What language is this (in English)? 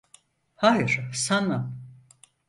Turkish